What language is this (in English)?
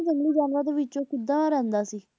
Punjabi